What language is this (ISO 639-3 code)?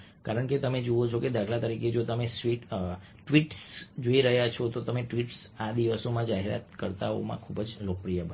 guj